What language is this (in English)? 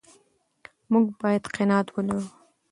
Pashto